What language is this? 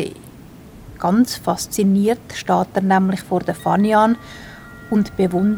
German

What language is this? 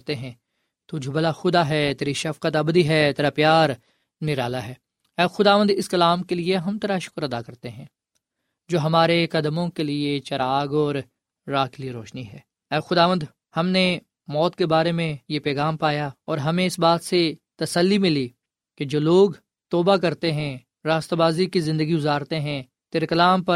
Urdu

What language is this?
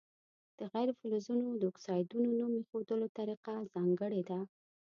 Pashto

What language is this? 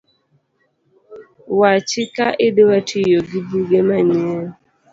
Luo (Kenya and Tanzania)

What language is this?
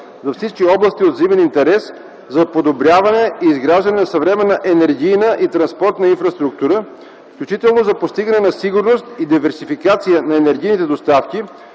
Bulgarian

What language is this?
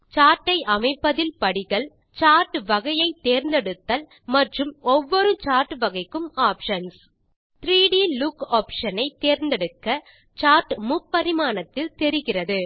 Tamil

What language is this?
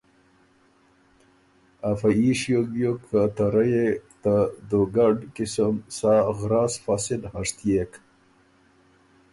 Ormuri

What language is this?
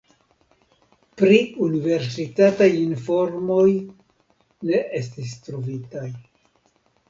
Esperanto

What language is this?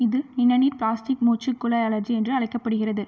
Tamil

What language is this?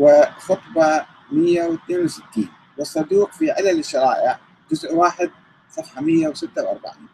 Arabic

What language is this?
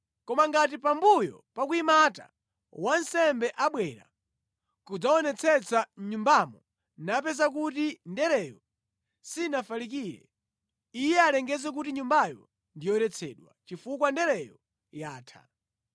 Nyanja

